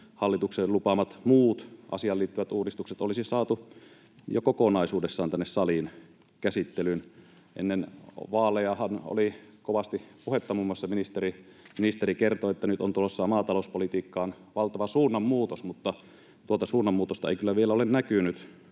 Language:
Finnish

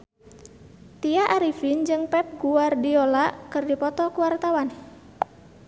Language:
Sundanese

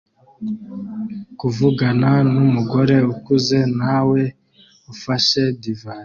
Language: Kinyarwanda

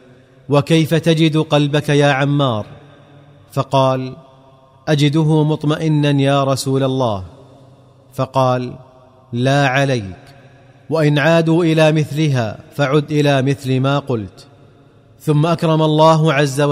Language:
Arabic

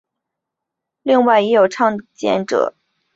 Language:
Chinese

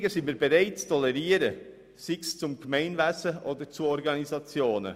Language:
Swiss German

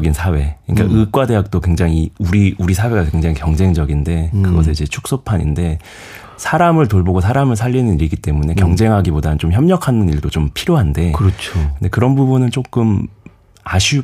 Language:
Korean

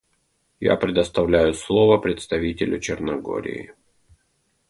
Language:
Russian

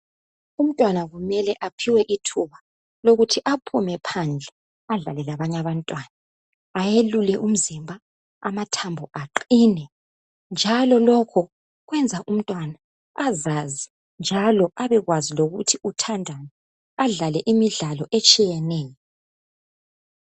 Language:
North Ndebele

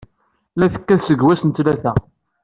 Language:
Kabyle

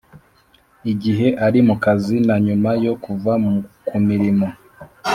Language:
Kinyarwanda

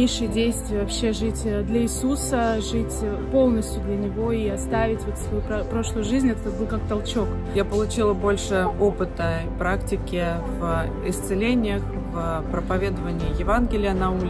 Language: Russian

